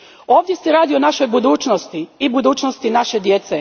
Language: Croatian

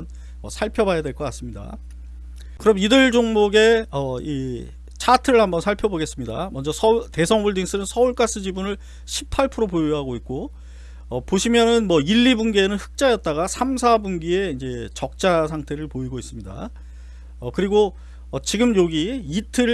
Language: Korean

